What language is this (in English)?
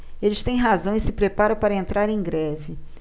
Portuguese